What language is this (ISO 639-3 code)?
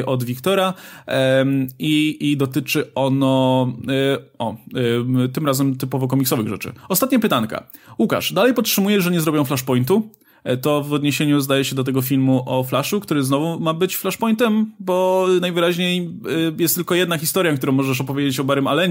pol